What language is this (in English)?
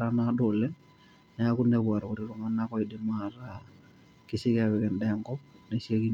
Masai